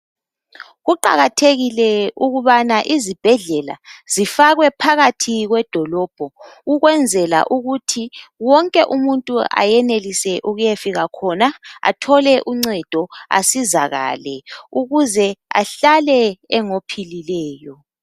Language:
North Ndebele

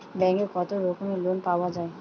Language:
Bangla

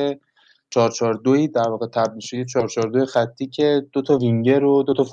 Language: Persian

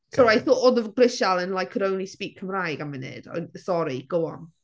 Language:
Welsh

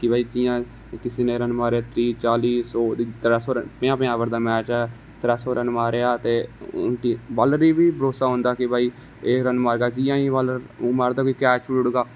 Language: Dogri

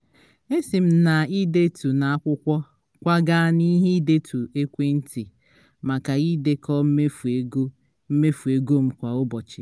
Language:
Igbo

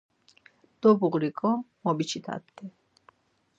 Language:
Laz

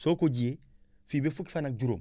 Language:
Wolof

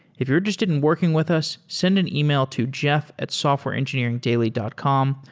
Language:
English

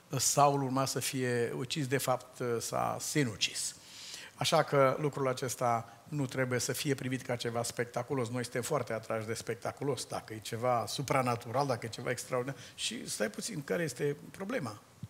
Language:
Romanian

